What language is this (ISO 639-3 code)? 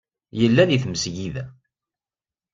kab